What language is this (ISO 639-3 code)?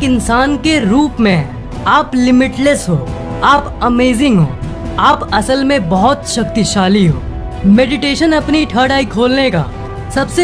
hin